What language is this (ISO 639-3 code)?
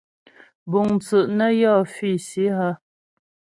bbj